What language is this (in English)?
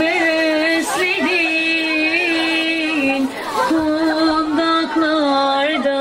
Turkish